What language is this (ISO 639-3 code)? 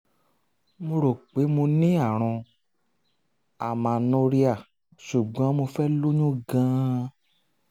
yor